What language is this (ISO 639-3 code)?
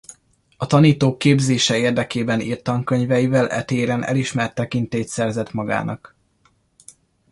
hun